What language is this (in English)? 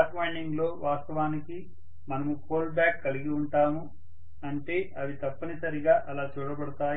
Telugu